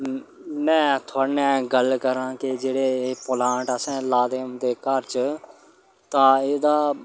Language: Dogri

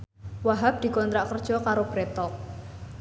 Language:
Javanese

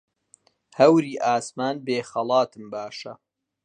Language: Central Kurdish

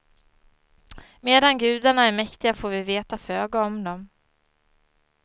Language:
Swedish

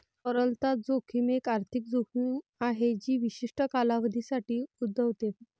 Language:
Marathi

